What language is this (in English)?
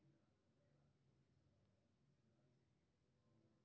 Maithili